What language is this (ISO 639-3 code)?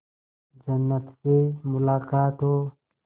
hin